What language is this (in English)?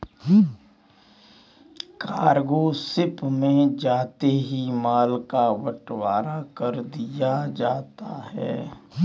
Hindi